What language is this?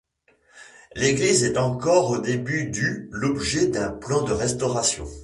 French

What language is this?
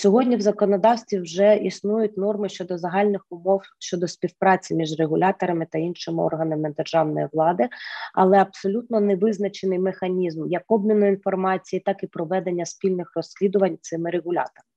Ukrainian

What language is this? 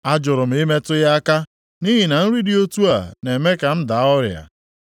Igbo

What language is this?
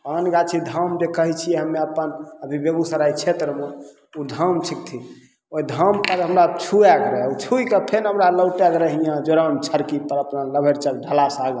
Maithili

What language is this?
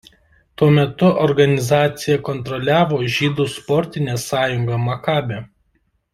Lithuanian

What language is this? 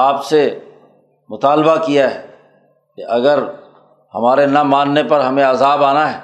Urdu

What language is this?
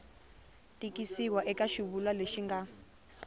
Tsonga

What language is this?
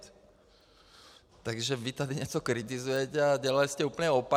Czech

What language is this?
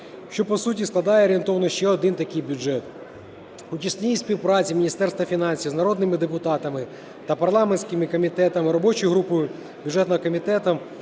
Ukrainian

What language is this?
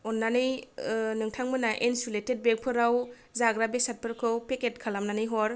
Bodo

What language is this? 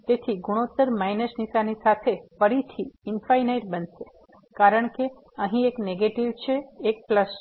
Gujarati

